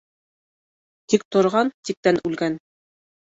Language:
Bashkir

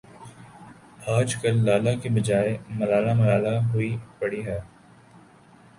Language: Urdu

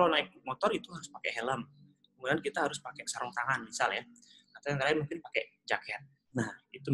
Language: Indonesian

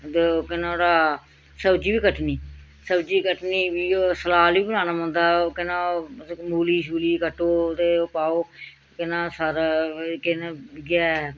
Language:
Dogri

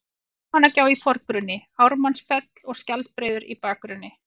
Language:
Icelandic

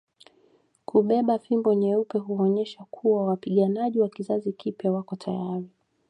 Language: Swahili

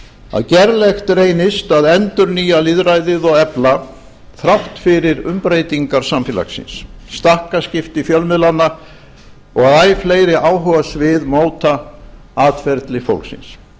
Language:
Icelandic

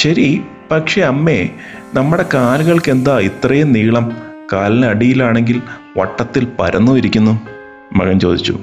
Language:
Malayalam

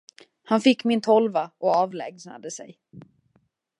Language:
Swedish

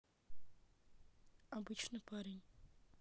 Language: Russian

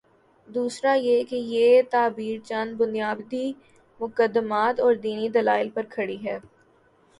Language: Urdu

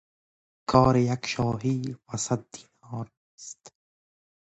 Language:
Persian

